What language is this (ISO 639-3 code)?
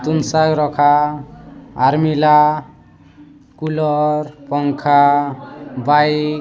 ori